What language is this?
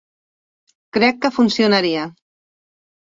Catalan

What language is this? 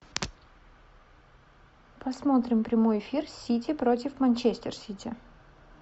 Russian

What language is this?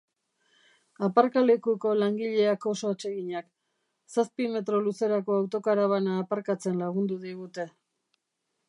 Basque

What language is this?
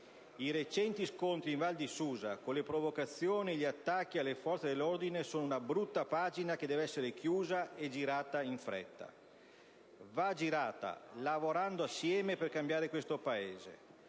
Italian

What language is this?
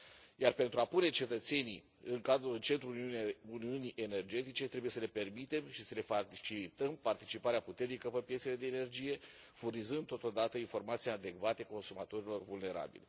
Romanian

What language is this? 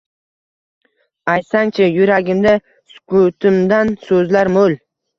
Uzbek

